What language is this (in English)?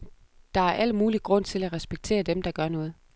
Danish